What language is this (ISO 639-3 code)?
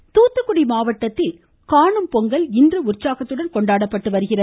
tam